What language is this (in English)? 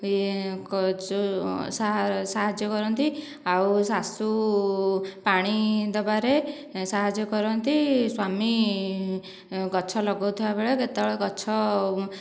Odia